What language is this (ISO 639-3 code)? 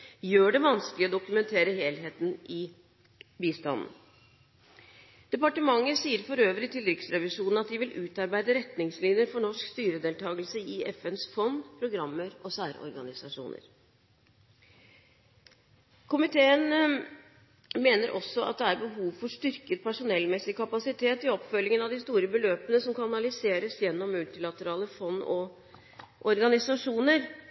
nob